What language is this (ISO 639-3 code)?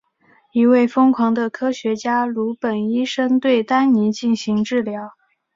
zho